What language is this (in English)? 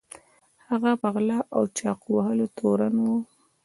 Pashto